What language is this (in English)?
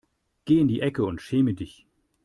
German